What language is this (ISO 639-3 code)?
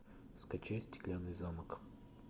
rus